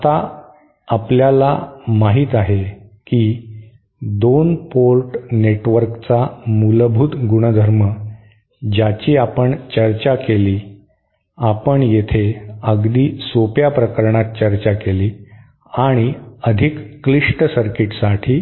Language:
Marathi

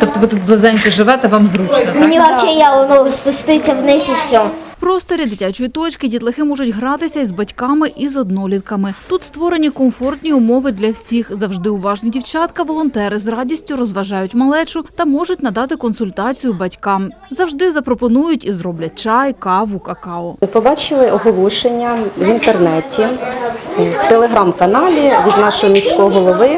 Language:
Ukrainian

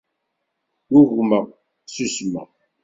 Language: Kabyle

